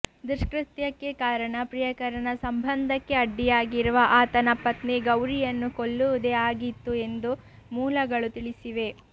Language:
Kannada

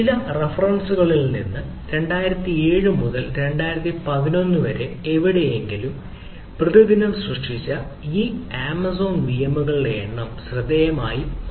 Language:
Malayalam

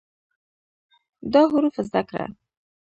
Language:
Pashto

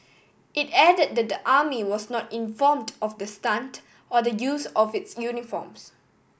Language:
English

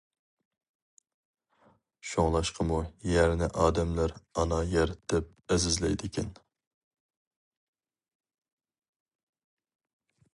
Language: Uyghur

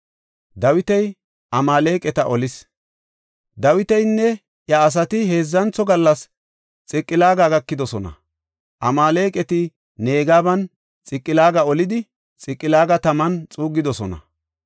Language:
Gofa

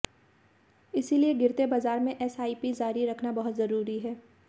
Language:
Hindi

